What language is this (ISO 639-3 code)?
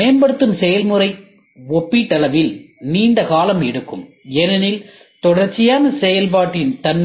tam